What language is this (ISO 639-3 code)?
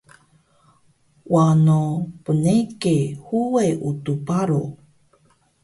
trv